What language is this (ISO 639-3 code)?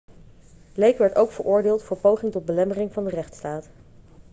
nld